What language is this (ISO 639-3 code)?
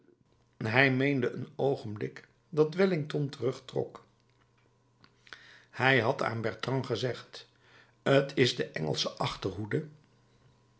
nld